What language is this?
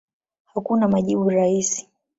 Swahili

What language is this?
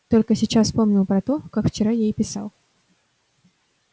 Russian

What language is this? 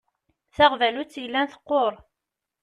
Kabyle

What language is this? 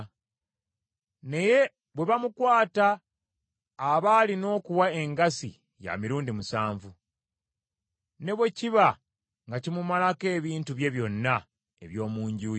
Ganda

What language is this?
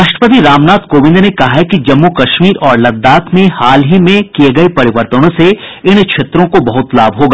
Hindi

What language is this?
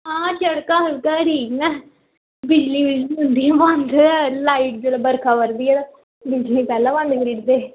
Dogri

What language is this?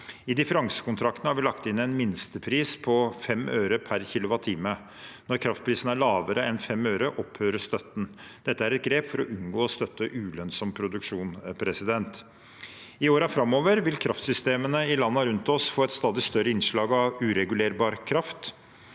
Norwegian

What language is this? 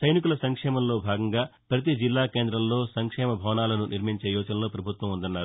Telugu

